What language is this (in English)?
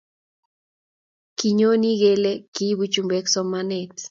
Kalenjin